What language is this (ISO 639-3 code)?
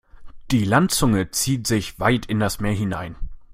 deu